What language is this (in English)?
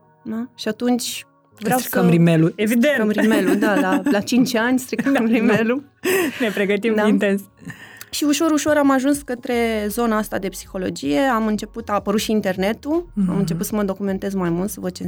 Romanian